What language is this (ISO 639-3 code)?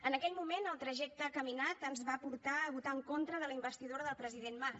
cat